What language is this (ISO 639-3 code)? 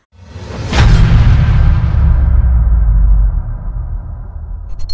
vie